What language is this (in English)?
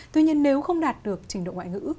Vietnamese